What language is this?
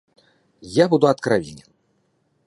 Russian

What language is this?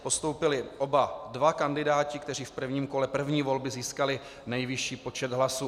Czech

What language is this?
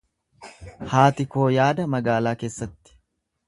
Oromo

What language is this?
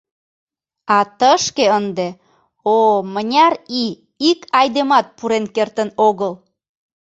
Mari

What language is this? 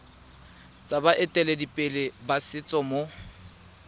Tswana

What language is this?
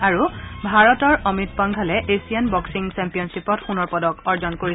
Assamese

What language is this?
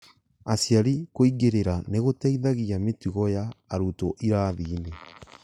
Kikuyu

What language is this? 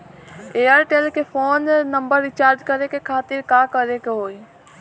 Bhojpuri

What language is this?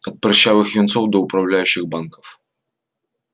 Russian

